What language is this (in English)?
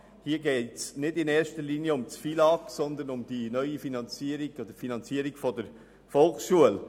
Swiss German